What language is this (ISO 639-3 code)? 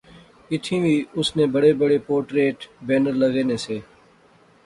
phr